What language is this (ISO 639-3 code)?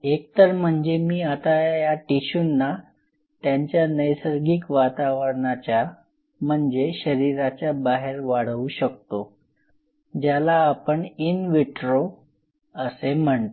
mar